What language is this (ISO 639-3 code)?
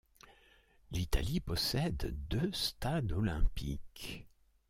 fra